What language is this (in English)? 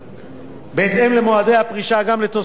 Hebrew